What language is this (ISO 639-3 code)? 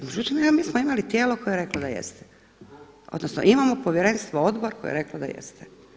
hrv